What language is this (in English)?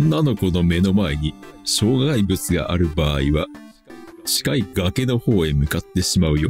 Japanese